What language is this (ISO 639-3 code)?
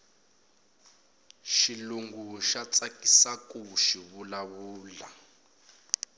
tso